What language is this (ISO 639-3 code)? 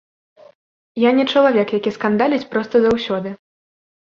bel